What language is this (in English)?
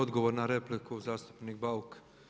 Croatian